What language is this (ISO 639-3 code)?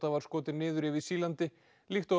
isl